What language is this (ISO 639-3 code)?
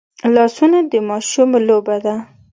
pus